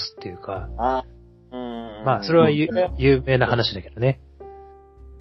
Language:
Japanese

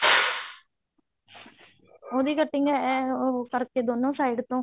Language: Punjabi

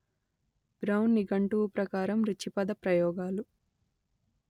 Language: Telugu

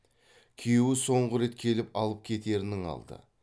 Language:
Kazakh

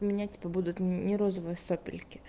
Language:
Russian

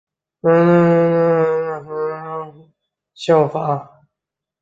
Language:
Chinese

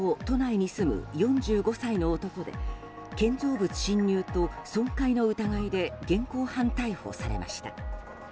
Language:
Japanese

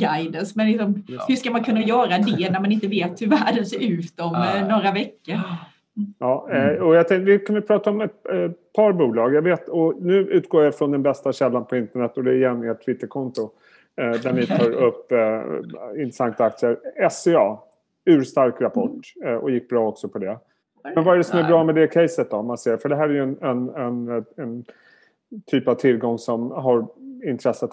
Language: Swedish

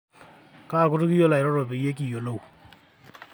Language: Masai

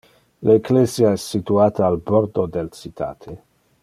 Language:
Interlingua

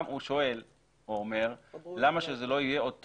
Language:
Hebrew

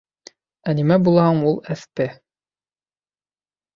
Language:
Bashkir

